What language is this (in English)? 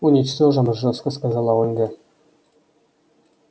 Russian